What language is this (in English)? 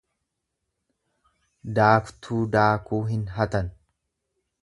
Oromo